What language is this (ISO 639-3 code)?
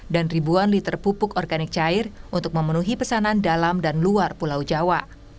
ind